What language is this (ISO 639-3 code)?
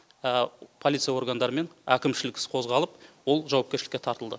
kaz